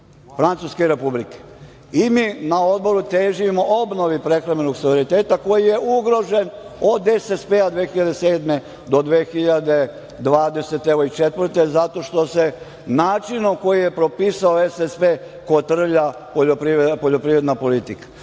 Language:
Serbian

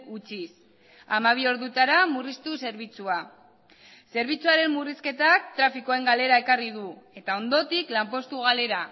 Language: Basque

